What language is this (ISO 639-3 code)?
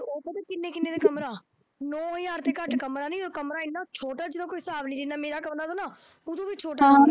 pan